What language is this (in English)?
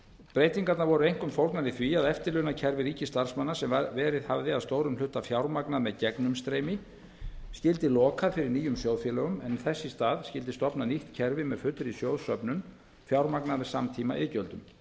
Icelandic